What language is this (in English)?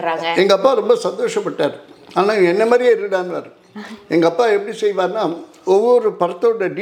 Tamil